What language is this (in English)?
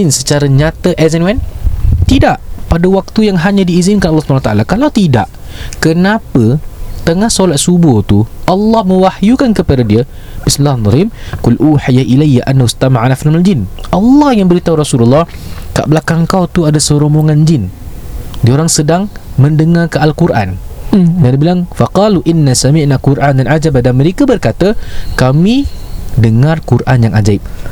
Malay